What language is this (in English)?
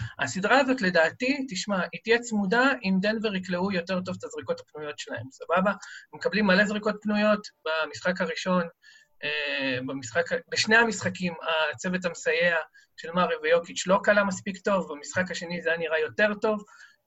Hebrew